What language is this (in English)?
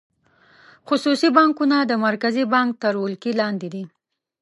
Pashto